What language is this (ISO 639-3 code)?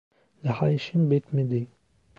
tur